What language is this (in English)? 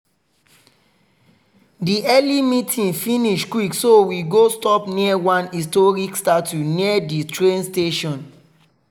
Nigerian Pidgin